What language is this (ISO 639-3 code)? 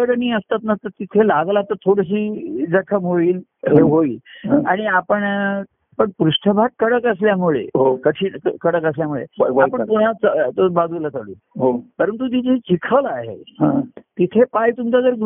mar